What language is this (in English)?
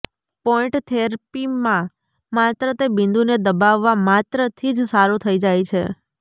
Gujarati